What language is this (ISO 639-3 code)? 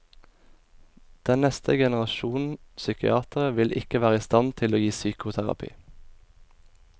nor